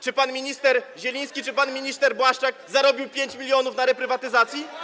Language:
Polish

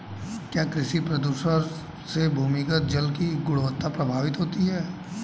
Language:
Hindi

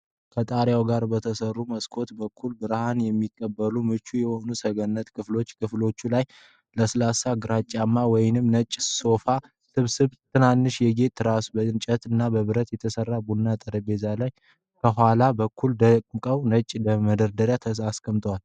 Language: Amharic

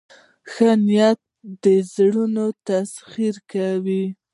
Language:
Pashto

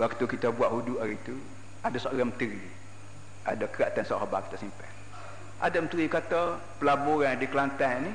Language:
Malay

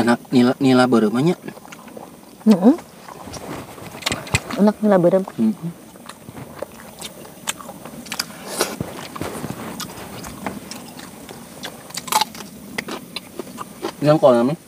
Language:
Indonesian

